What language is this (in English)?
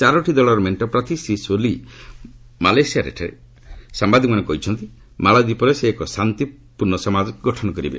Odia